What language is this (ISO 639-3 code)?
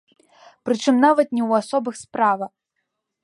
bel